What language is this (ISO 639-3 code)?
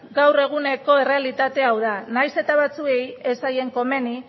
eus